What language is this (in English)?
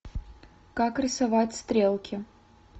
Russian